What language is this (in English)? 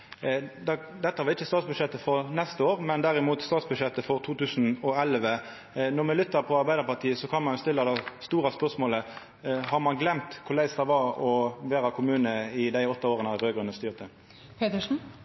Norwegian Nynorsk